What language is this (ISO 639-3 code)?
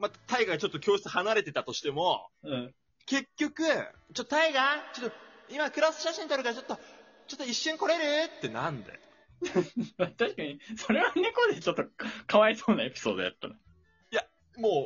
jpn